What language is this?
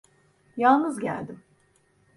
Turkish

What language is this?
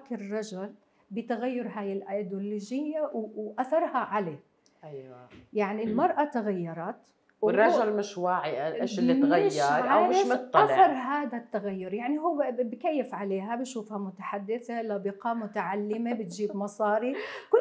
Arabic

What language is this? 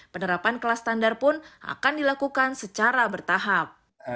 Indonesian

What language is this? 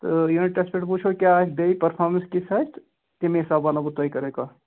Kashmiri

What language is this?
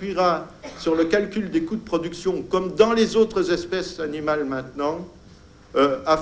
French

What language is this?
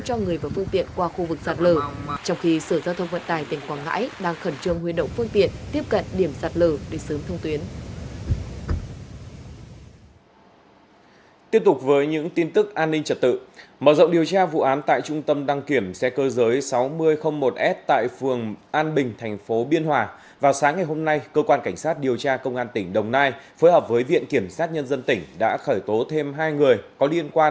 Vietnamese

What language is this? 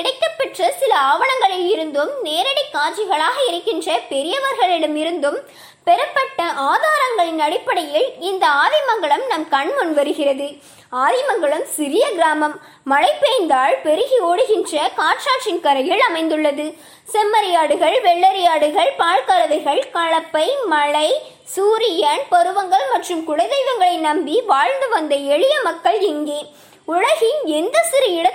Tamil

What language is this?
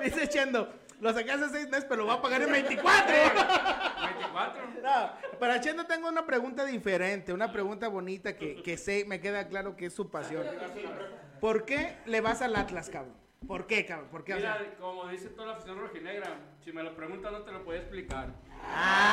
Spanish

